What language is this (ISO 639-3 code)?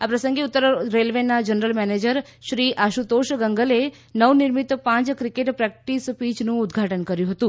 guj